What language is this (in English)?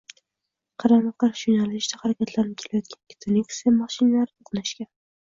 Uzbek